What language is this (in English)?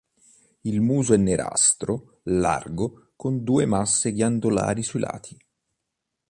Italian